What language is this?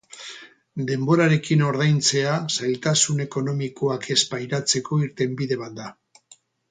Basque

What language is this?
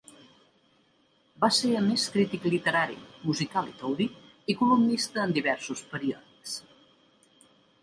Catalan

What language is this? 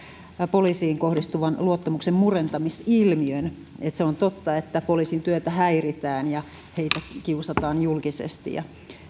Finnish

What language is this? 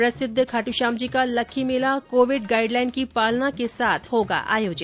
Hindi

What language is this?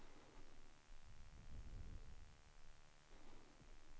Swedish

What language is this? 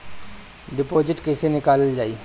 Bhojpuri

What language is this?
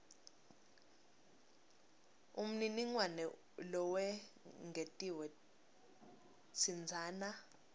Swati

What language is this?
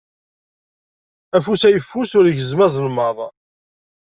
Kabyle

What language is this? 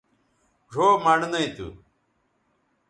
Bateri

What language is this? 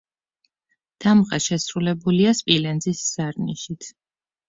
Georgian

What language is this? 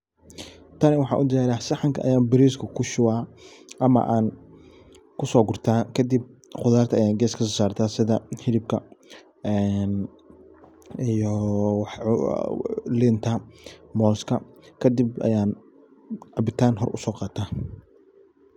Somali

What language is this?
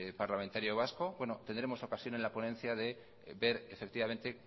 Spanish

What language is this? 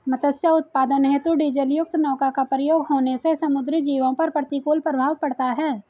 Hindi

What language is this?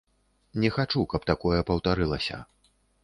Belarusian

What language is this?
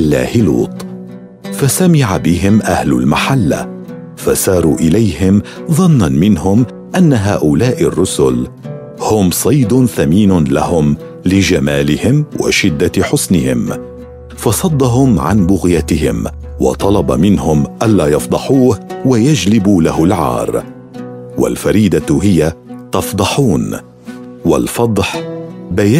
Arabic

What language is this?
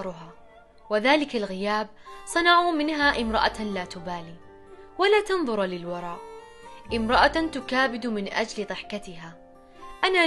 Arabic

